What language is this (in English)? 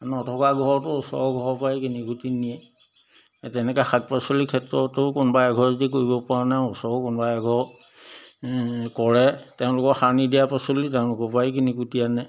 Assamese